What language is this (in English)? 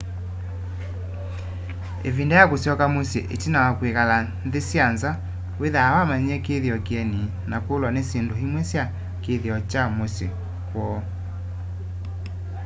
Kamba